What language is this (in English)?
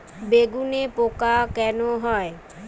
Bangla